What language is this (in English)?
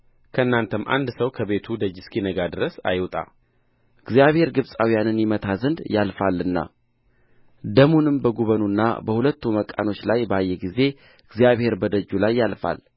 Amharic